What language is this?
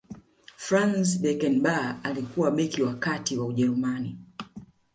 Swahili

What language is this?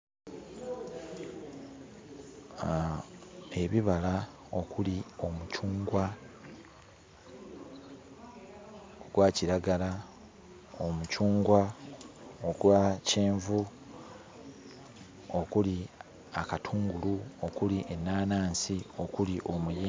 Ganda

